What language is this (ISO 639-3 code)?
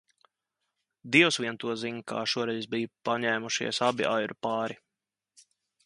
lav